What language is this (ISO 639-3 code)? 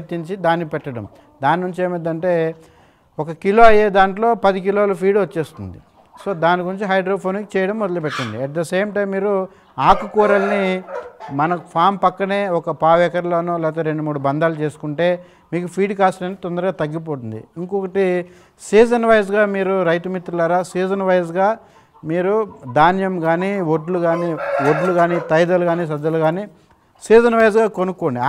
tel